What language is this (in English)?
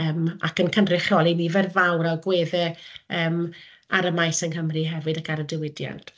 Welsh